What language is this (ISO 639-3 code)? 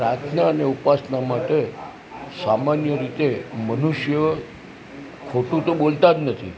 guj